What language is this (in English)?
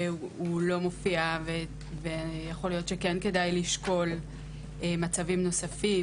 Hebrew